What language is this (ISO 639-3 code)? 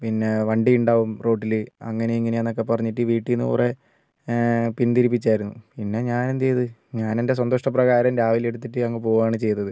mal